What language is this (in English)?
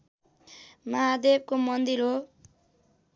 Nepali